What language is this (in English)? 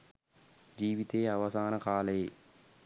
Sinhala